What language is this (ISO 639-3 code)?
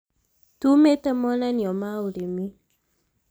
kik